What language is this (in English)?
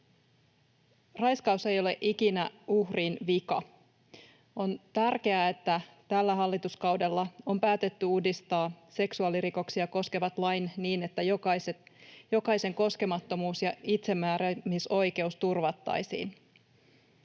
Finnish